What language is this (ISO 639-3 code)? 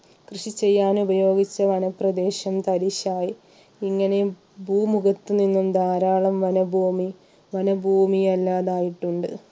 mal